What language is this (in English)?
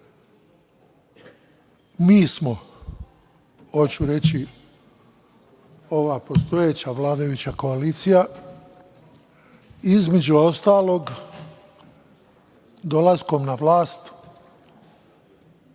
Serbian